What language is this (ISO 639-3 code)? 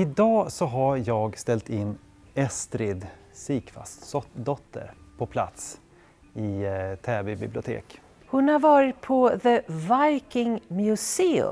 swe